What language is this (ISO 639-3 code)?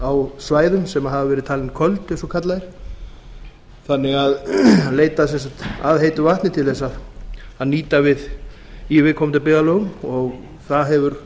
isl